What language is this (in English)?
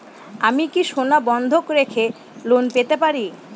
Bangla